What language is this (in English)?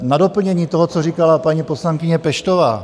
Czech